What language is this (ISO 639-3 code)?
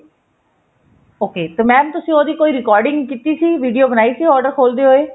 pan